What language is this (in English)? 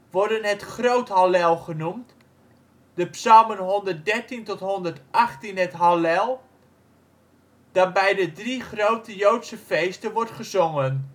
Dutch